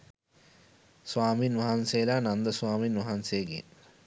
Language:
Sinhala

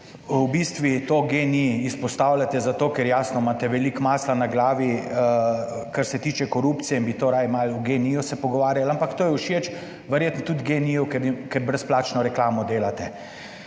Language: Slovenian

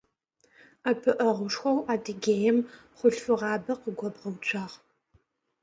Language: Adyghe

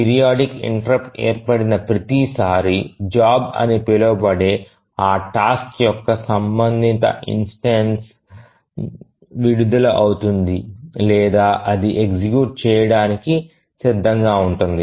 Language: Telugu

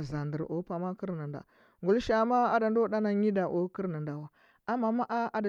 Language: Huba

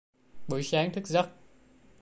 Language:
Vietnamese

